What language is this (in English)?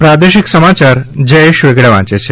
Gujarati